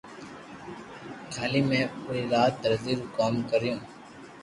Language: Loarki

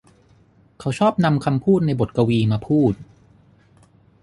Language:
Thai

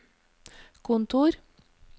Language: Norwegian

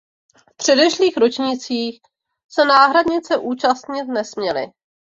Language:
Czech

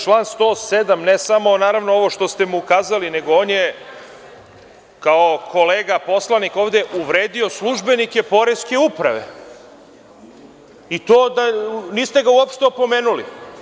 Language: Serbian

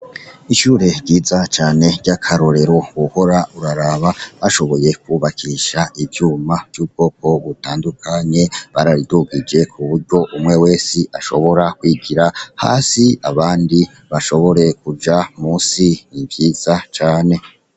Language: Rundi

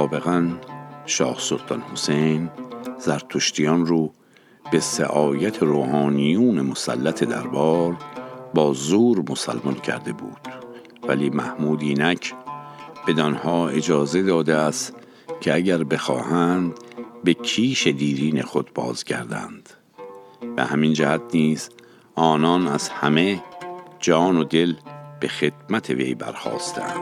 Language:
Persian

